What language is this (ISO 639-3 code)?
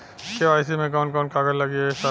bho